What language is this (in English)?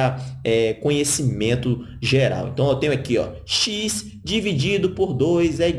Portuguese